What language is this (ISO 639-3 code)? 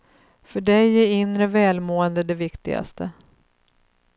swe